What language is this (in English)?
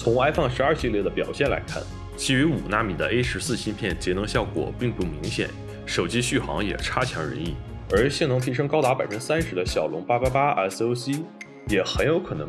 Chinese